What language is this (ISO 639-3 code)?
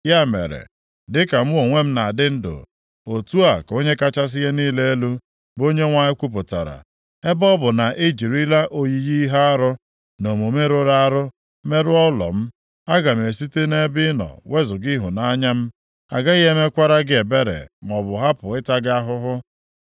ibo